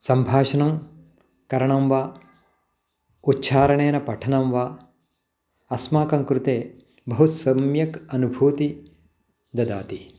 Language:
Sanskrit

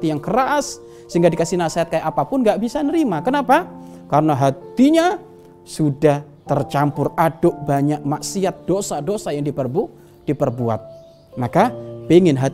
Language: Indonesian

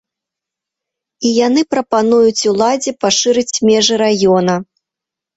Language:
Belarusian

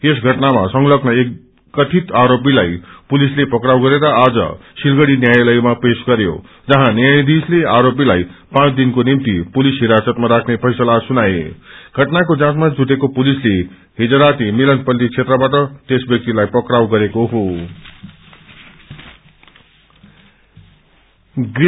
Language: Nepali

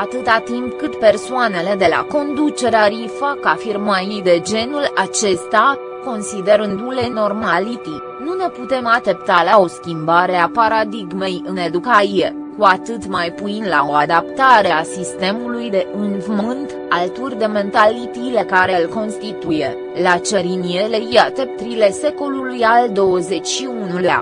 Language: Romanian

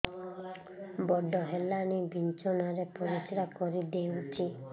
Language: Odia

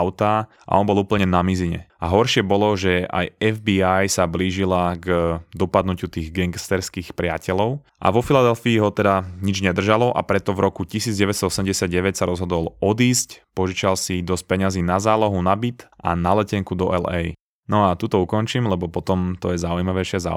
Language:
Slovak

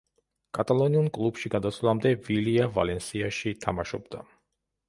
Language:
Georgian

